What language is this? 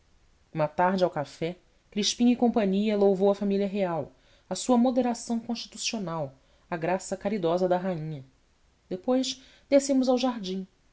Portuguese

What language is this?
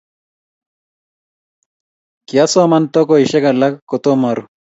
Kalenjin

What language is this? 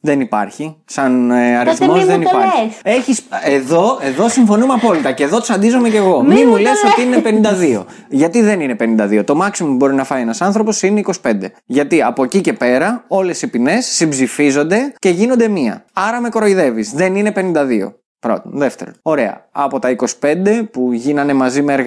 Greek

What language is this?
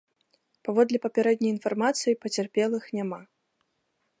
Belarusian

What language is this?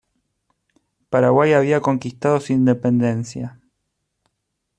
Spanish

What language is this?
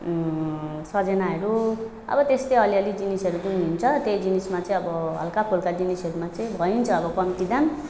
Nepali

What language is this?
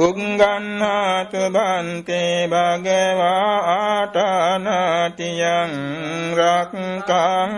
Vietnamese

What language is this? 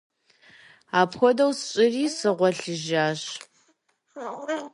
Kabardian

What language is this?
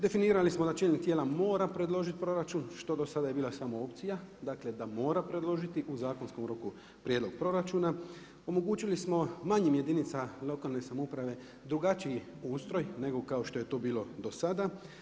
Croatian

